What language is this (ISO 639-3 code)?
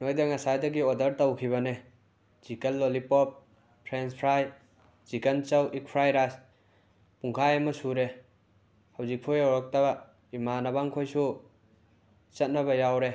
mni